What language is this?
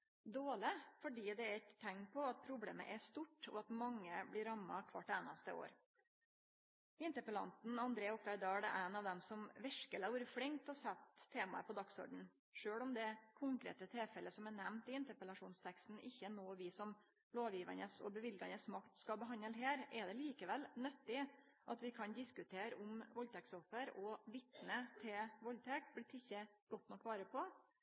Norwegian Nynorsk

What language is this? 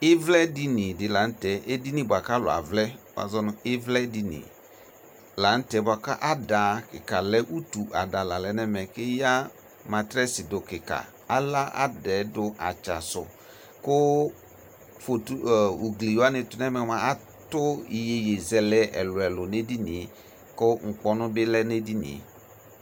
Ikposo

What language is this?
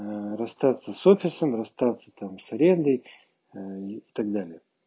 Russian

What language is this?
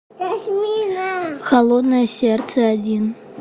Russian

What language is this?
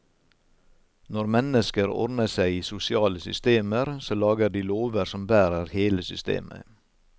Norwegian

